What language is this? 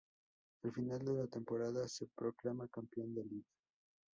Spanish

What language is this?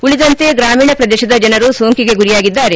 Kannada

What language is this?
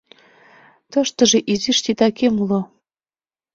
Mari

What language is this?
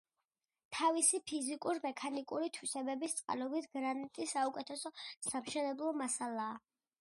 Georgian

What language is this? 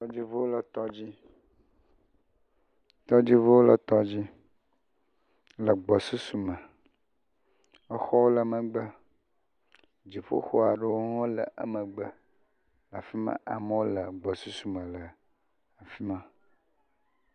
Ewe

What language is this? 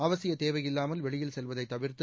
Tamil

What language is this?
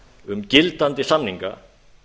Icelandic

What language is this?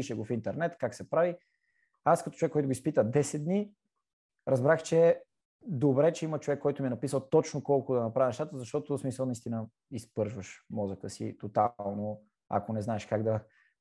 Bulgarian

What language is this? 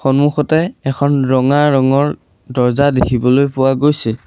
Assamese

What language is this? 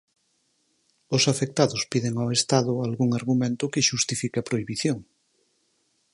Galician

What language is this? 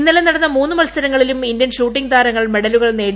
Malayalam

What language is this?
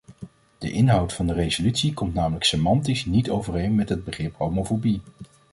Dutch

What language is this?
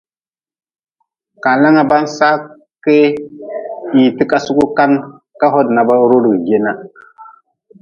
Nawdm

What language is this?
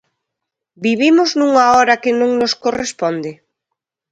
Galician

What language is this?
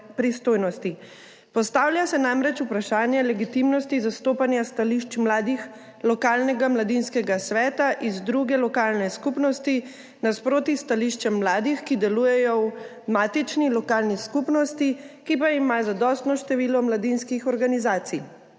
Slovenian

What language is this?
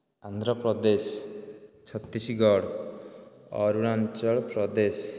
Odia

